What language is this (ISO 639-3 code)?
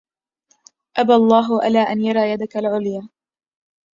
ara